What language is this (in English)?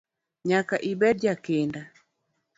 Luo (Kenya and Tanzania)